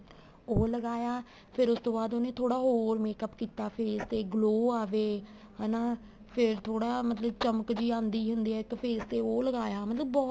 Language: Punjabi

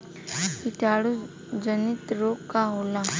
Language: Bhojpuri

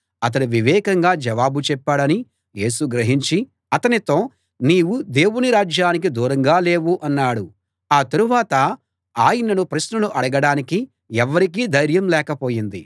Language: Telugu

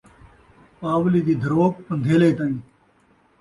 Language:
Saraiki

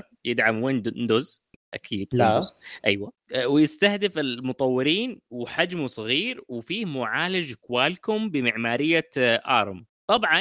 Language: Arabic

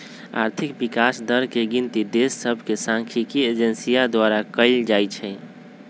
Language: Magahi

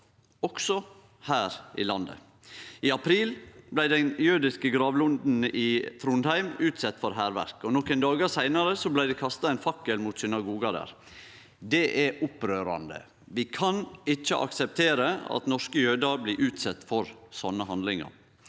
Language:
Norwegian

